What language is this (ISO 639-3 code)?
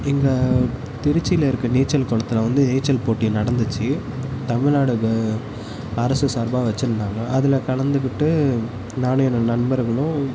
tam